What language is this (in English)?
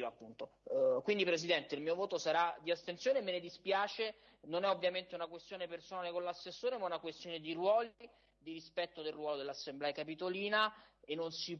Italian